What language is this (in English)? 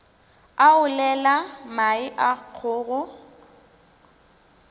Northern Sotho